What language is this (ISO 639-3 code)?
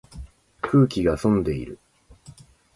jpn